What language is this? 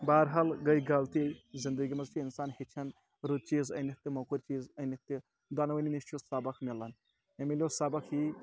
Kashmiri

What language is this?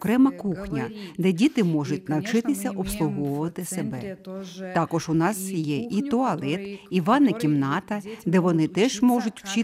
Ukrainian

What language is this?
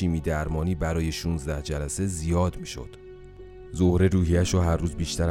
Persian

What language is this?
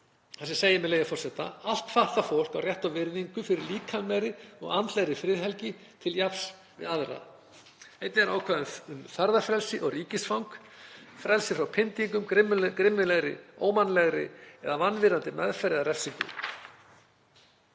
Icelandic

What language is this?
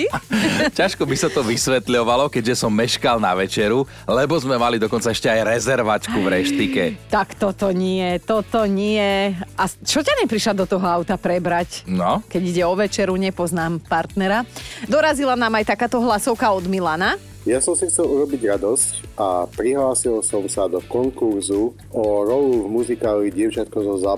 Slovak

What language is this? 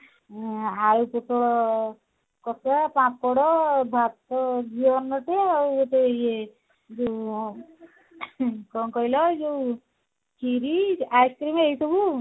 Odia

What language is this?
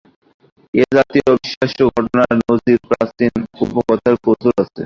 Bangla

